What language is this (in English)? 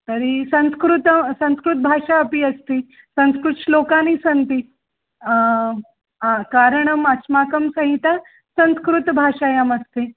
Sanskrit